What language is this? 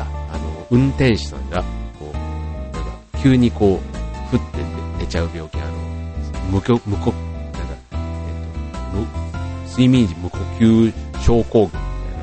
Japanese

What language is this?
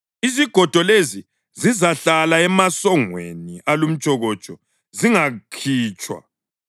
North Ndebele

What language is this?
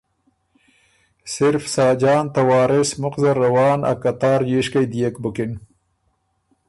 Ormuri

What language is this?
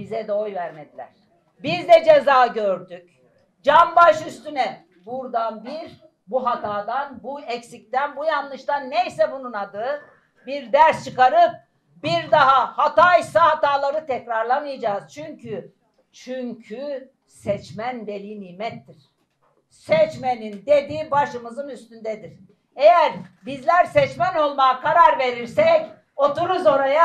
Turkish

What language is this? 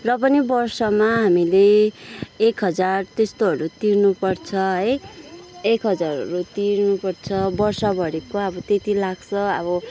Nepali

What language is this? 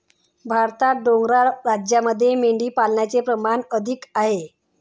Marathi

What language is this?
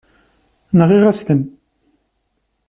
Kabyle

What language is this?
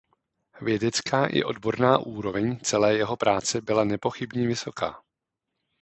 Czech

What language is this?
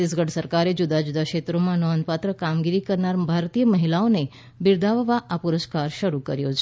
Gujarati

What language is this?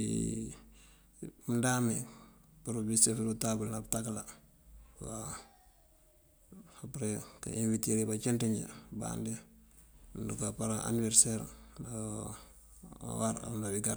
Mandjak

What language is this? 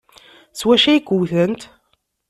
Kabyle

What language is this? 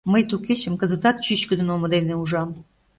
Mari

